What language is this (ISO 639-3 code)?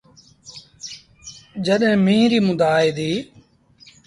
sbn